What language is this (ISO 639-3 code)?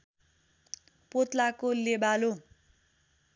nep